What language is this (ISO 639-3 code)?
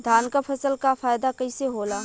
bho